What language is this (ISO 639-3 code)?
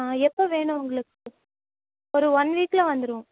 tam